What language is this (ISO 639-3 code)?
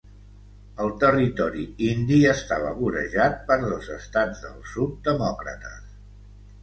cat